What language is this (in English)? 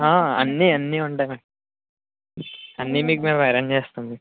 Telugu